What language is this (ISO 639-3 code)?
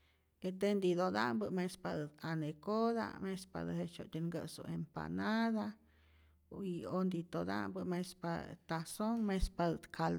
zor